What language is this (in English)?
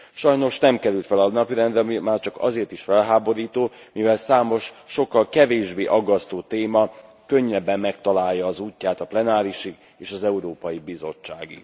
Hungarian